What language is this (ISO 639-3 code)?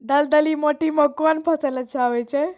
mai